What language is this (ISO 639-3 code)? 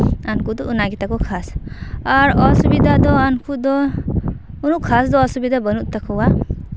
sat